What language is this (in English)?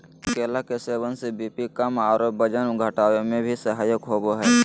Magahi